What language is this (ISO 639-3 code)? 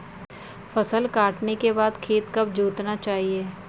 hin